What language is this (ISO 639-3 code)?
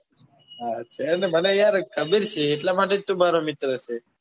guj